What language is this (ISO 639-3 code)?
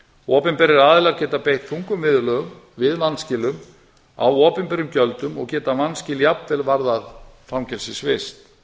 isl